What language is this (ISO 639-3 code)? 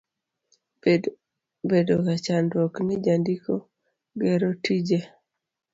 luo